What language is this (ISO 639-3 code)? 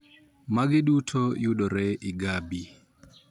luo